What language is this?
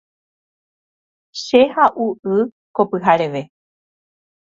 Guarani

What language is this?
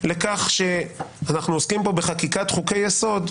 Hebrew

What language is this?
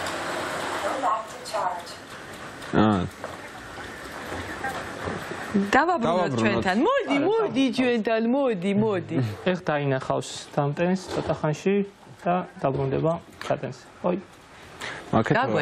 Romanian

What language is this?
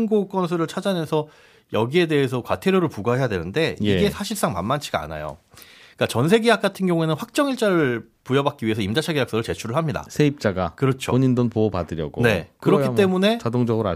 Korean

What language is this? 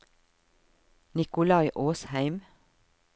Norwegian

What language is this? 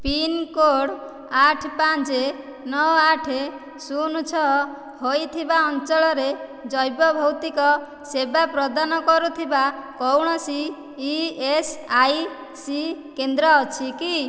Odia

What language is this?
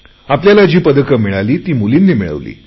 Marathi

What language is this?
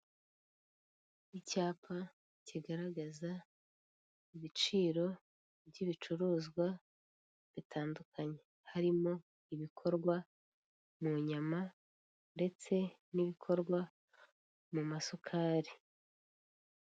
Kinyarwanda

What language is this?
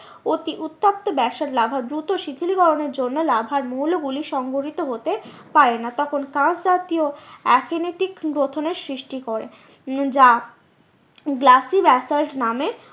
Bangla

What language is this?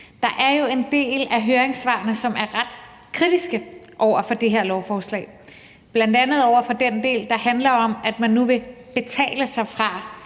Danish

